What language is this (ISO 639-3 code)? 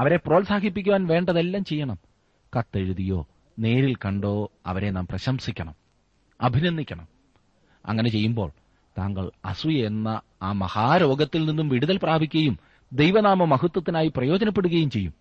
mal